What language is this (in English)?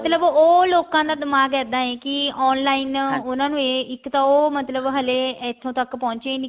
Punjabi